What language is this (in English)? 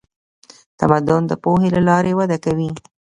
Pashto